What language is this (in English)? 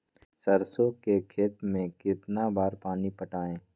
Magahi